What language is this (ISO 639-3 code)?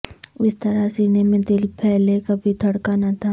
urd